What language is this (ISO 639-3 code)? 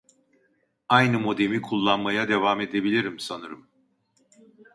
tur